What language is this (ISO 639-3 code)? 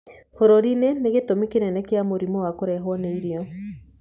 kik